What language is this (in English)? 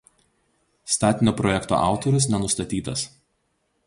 Lithuanian